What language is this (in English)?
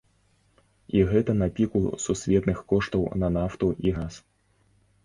Belarusian